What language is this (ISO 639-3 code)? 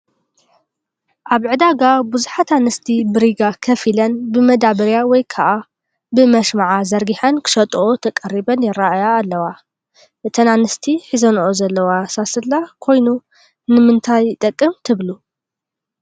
tir